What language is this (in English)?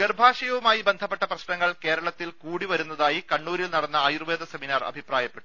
Malayalam